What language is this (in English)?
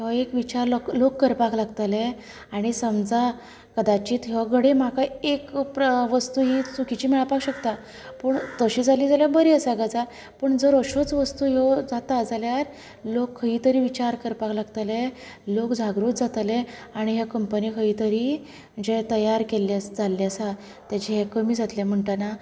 Konkani